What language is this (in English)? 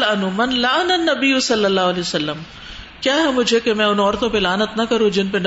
Urdu